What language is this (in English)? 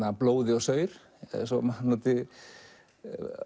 Icelandic